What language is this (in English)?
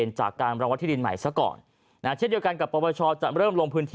Thai